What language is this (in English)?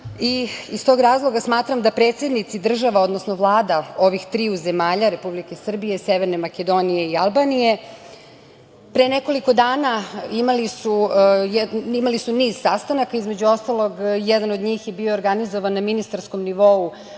Serbian